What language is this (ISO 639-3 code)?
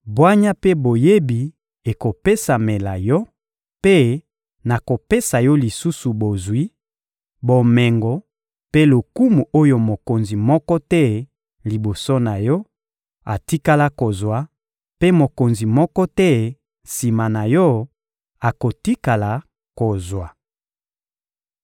lin